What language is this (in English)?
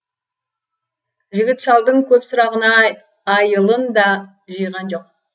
Kazakh